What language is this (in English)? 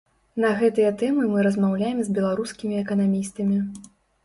Belarusian